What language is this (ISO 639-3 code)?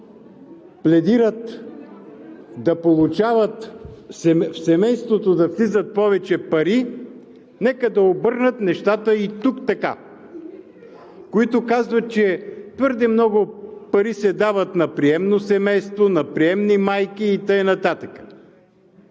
bul